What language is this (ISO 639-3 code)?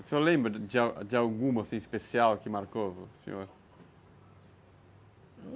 por